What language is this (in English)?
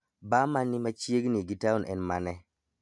Luo (Kenya and Tanzania)